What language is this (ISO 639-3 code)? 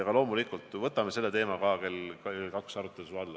est